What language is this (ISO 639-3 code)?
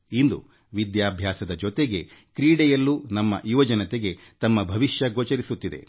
kan